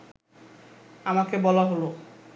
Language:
Bangla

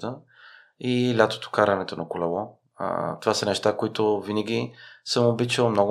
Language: Bulgarian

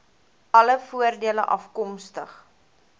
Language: Afrikaans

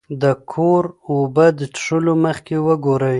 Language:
Pashto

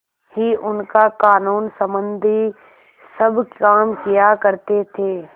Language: Hindi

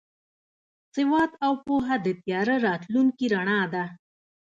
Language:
Pashto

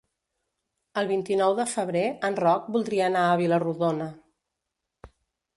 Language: Catalan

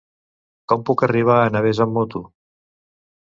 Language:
Catalan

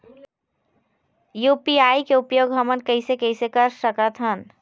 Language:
Chhattisgarhi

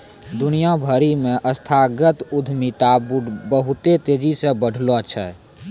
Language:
Maithili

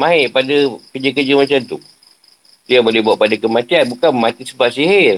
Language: Malay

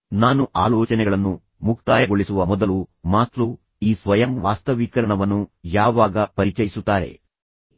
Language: Kannada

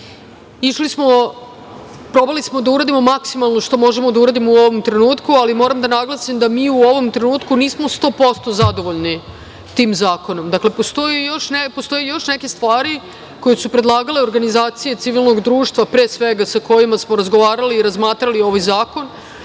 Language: Serbian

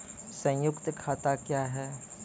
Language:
Maithili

